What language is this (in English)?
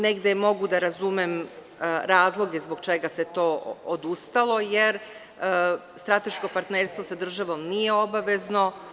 Serbian